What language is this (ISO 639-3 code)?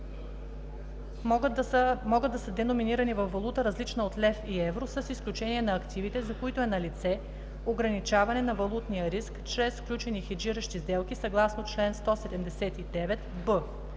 bul